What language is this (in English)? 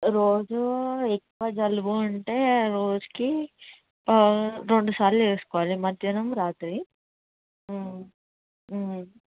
Telugu